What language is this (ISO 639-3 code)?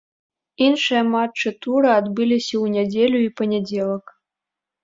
bel